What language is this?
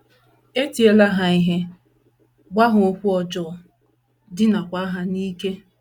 Igbo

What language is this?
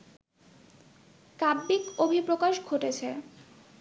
Bangla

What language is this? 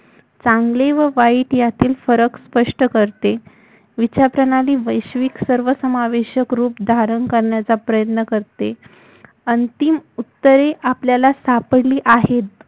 Marathi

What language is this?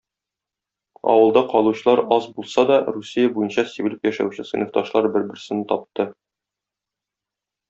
Tatar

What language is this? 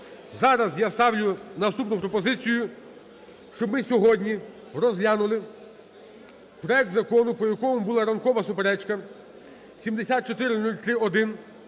Ukrainian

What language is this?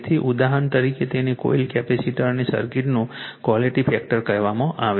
Gujarati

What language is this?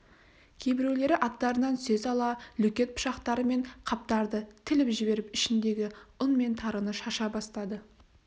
Kazakh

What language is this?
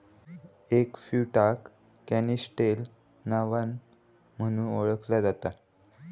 Marathi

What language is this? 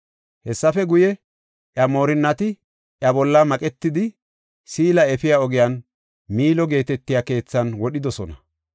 Gofa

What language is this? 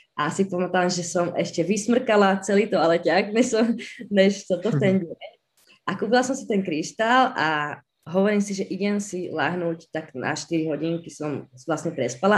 Czech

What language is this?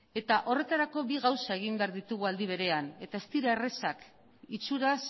Basque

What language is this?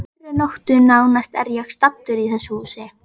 Icelandic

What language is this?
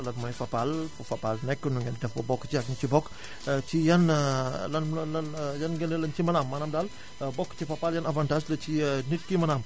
Wolof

